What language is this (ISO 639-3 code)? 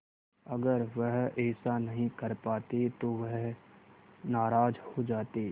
hin